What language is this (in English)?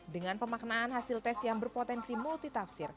Indonesian